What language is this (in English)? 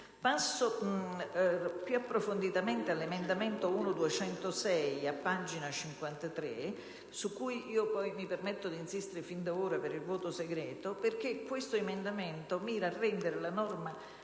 Italian